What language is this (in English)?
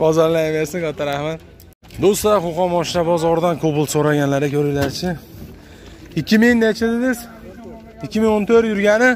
Turkish